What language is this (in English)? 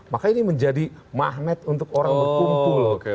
Indonesian